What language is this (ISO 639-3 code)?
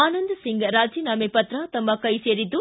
kan